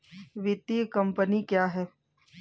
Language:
Hindi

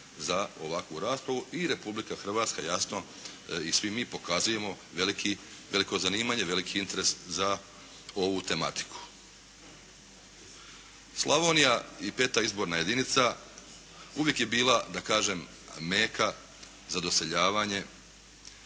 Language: Croatian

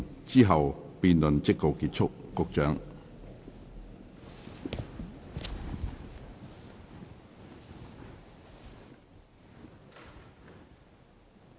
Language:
Cantonese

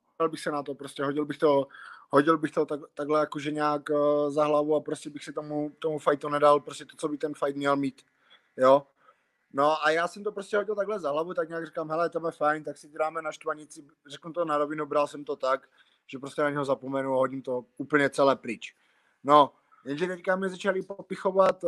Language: Czech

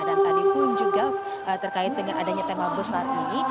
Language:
Indonesian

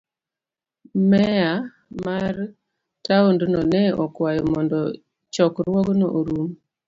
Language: Luo (Kenya and Tanzania)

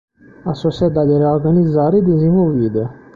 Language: Portuguese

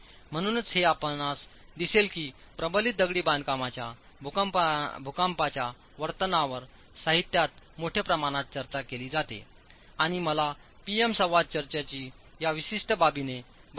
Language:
Marathi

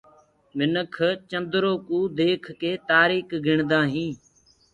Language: Gurgula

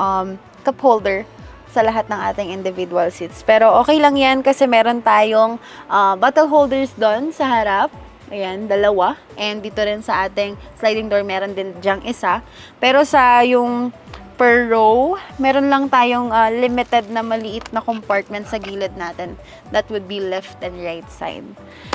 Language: Filipino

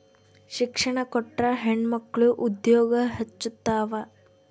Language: Kannada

